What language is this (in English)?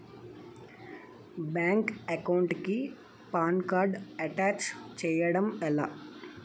Telugu